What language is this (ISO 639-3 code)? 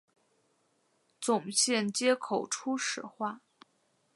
zho